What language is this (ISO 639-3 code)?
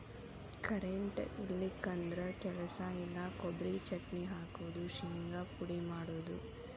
kan